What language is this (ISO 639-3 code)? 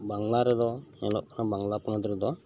sat